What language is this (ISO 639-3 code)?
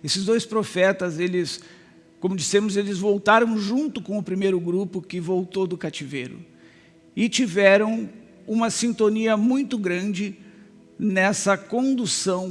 por